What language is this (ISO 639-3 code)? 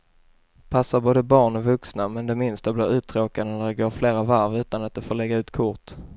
swe